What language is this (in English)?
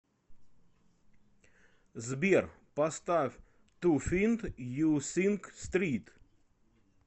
Russian